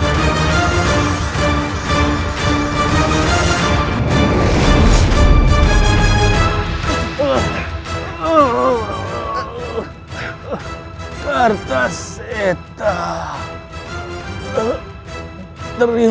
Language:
Indonesian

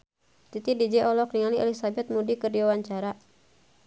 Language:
Sundanese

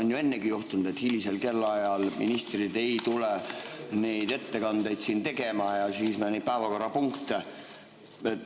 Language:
Estonian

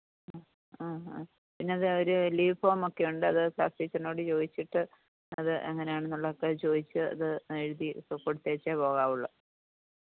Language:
Malayalam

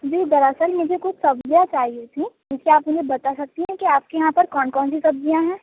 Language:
Urdu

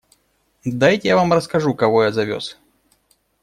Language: Russian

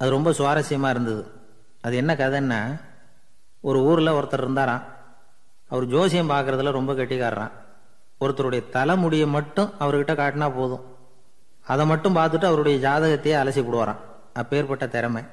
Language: Tamil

